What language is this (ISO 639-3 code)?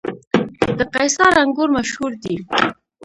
pus